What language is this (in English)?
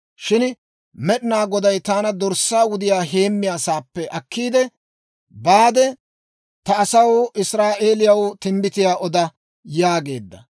Dawro